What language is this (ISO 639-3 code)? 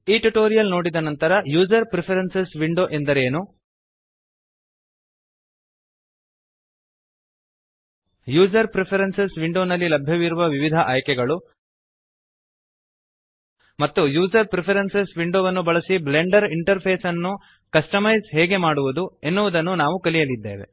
kan